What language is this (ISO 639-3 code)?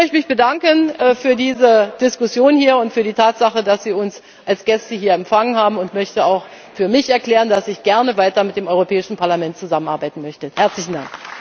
deu